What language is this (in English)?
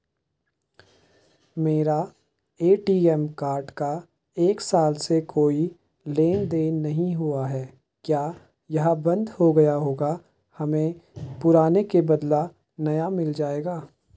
Hindi